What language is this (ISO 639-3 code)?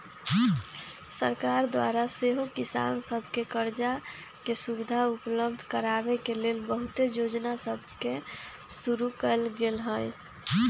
mag